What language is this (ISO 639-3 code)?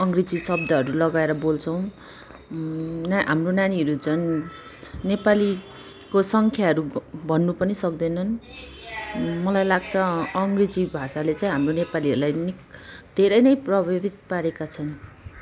nep